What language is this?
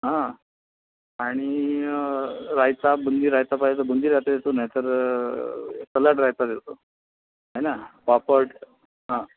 Marathi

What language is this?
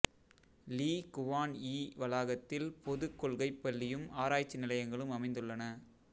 Tamil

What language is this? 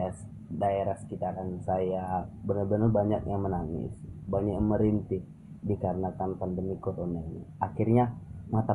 Indonesian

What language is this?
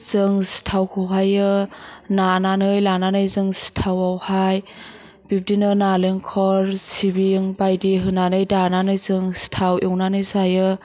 Bodo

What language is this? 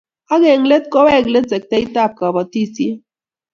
Kalenjin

